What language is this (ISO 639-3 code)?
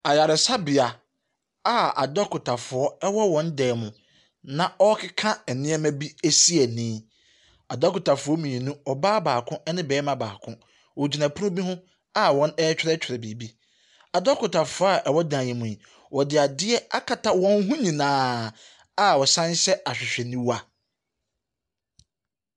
aka